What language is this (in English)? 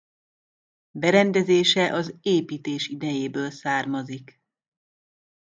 Hungarian